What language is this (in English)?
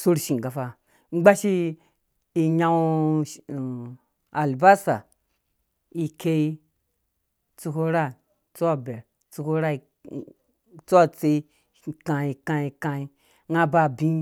Dũya